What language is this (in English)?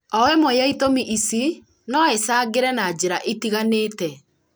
Kikuyu